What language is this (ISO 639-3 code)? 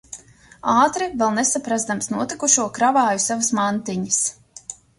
lav